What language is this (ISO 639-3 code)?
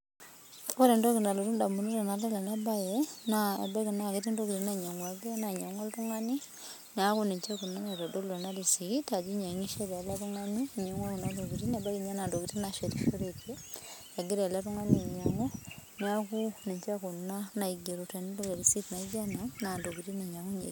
mas